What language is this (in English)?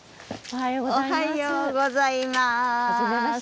Japanese